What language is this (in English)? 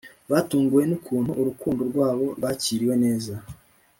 Kinyarwanda